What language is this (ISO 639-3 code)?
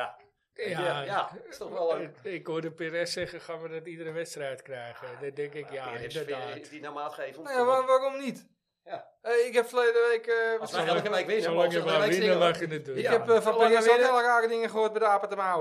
nld